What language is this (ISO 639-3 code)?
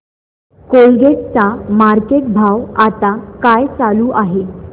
mar